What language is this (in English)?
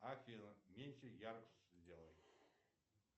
Russian